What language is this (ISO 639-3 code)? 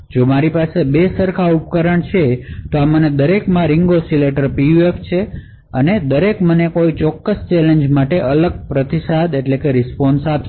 guj